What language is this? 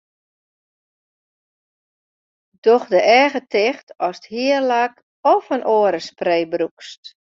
Western Frisian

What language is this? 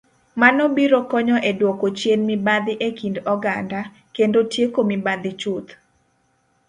Luo (Kenya and Tanzania)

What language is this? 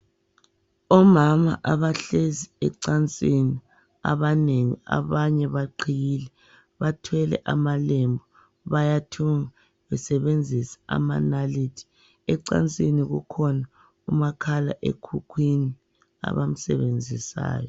North Ndebele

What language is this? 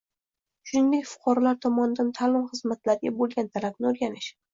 Uzbek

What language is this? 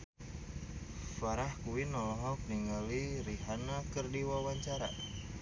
Sundanese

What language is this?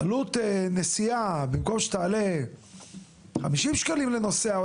Hebrew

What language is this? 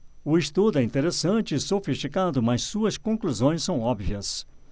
Portuguese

